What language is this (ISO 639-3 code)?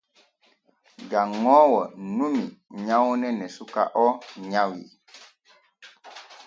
fue